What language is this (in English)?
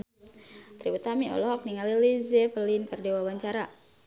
Sundanese